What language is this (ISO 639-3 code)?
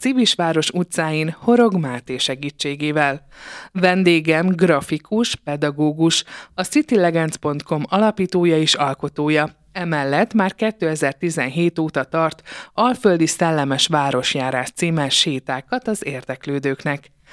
hun